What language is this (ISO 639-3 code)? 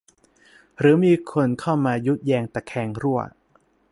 tha